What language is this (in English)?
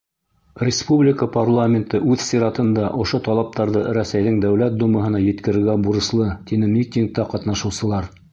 Bashkir